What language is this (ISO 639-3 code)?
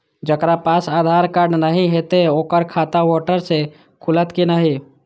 mai